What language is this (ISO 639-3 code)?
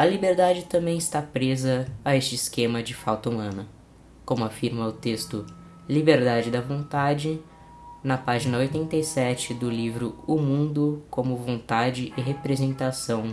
por